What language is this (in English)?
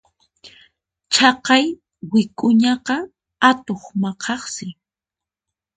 Puno Quechua